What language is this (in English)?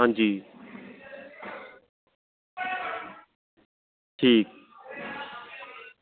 Dogri